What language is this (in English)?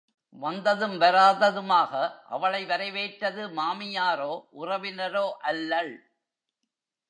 Tamil